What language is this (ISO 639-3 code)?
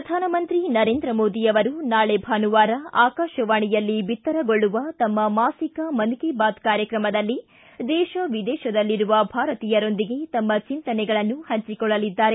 kan